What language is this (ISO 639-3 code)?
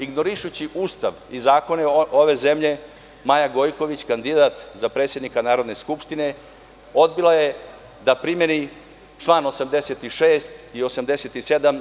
srp